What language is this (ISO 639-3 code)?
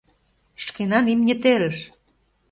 chm